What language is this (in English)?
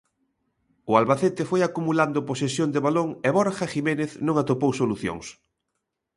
Galician